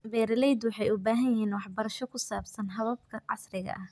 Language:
Somali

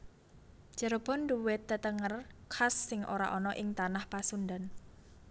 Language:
Javanese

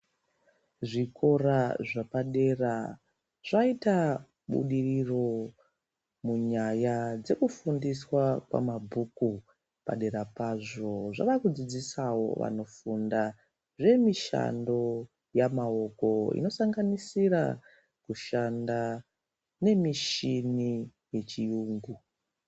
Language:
Ndau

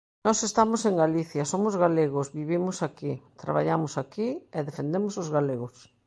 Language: Galician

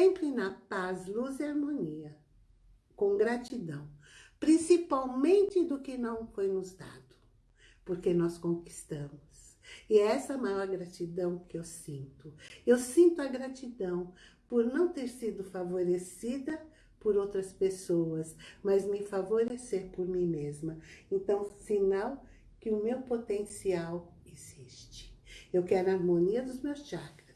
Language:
Portuguese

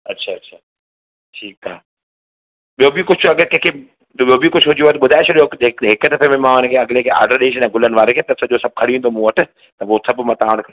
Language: Sindhi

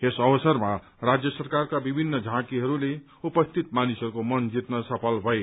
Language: Nepali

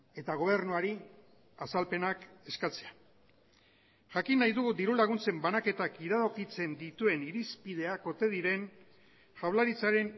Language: Basque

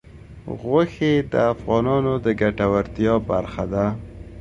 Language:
Pashto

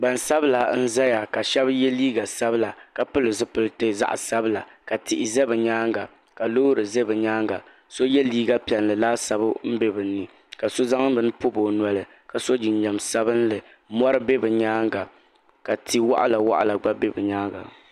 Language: Dagbani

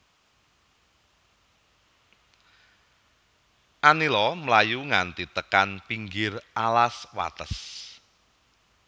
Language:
Javanese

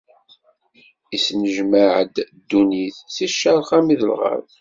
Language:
Kabyle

